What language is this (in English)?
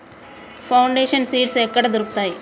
Telugu